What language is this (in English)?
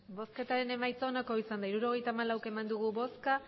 Basque